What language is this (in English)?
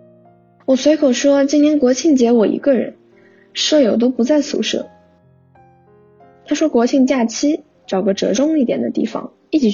Chinese